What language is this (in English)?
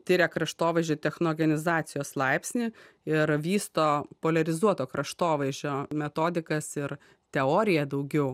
Lithuanian